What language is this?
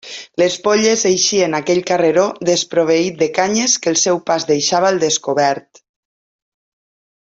Catalan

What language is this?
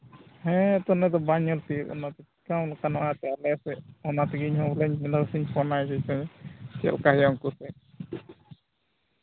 Santali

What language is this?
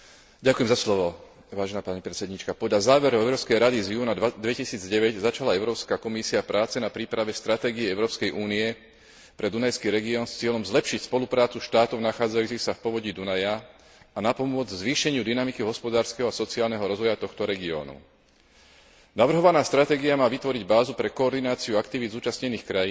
Slovak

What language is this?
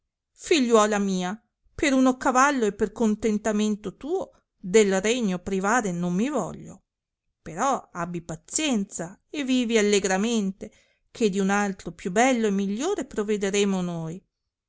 Italian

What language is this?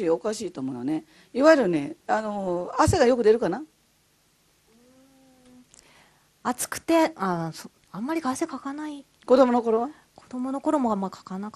Japanese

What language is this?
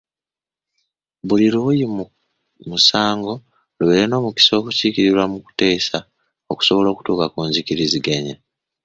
Ganda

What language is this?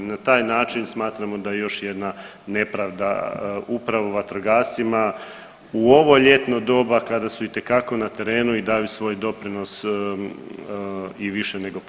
Croatian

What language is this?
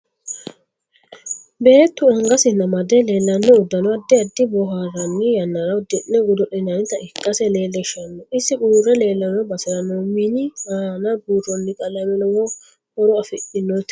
Sidamo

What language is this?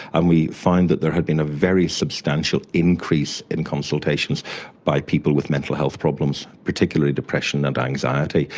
English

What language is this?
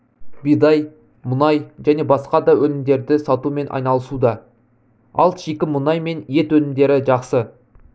Kazakh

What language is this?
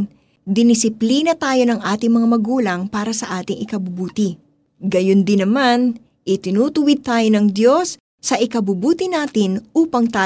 Filipino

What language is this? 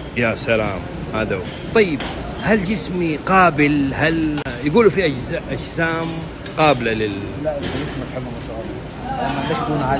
Arabic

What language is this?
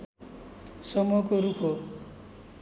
Nepali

